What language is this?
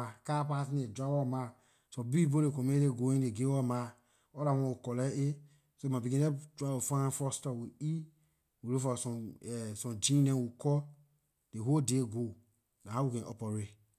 Liberian English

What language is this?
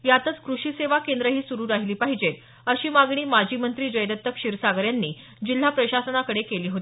Marathi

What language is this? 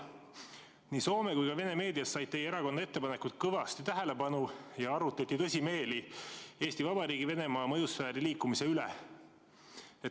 Estonian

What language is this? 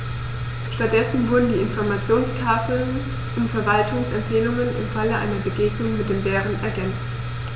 German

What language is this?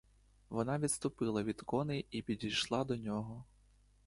Ukrainian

